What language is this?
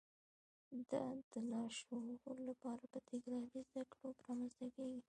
Pashto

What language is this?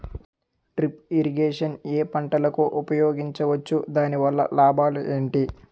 Telugu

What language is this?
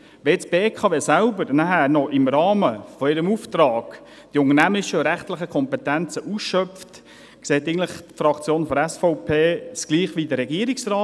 Swiss German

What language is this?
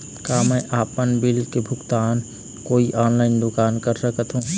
Chhattisgarhi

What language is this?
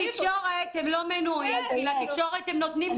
Hebrew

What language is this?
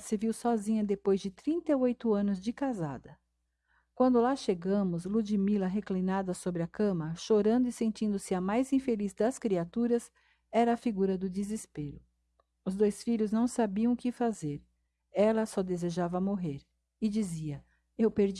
Portuguese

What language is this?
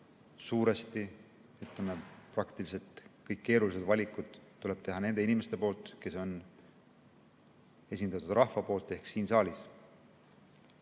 Estonian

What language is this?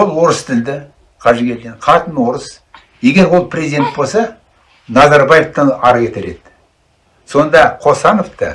Turkish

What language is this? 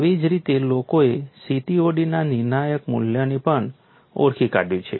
Gujarati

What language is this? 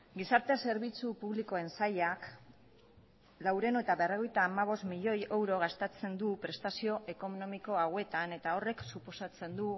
Basque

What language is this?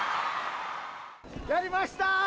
Japanese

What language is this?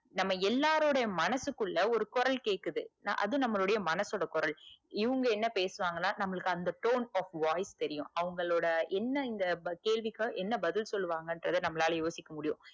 Tamil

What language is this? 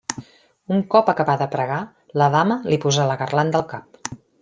Catalan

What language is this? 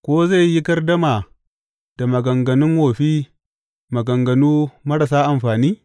Hausa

